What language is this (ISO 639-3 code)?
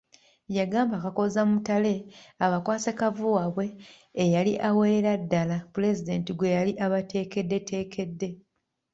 lug